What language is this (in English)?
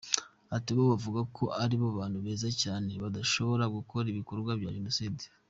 Kinyarwanda